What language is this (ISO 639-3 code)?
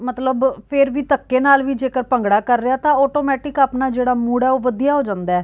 pan